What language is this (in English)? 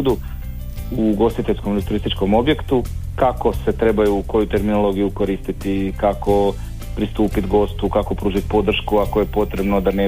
Croatian